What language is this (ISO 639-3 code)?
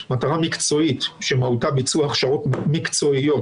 heb